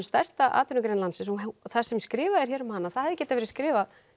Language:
Icelandic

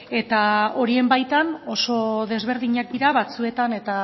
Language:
Basque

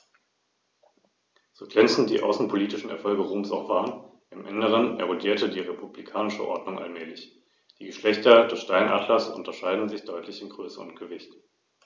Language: German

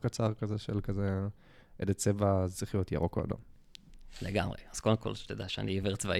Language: Hebrew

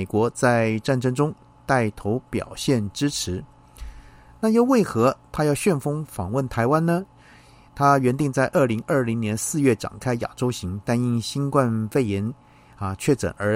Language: Chinese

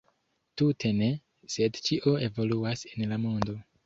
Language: Esperanto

